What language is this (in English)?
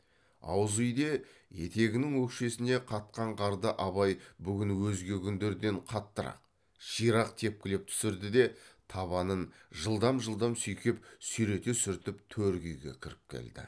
Kazakh